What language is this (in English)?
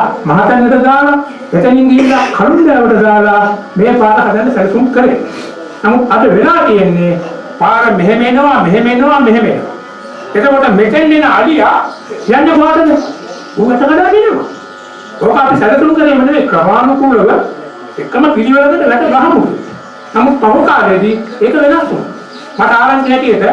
Sinhala